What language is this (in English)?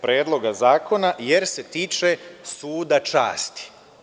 Serbian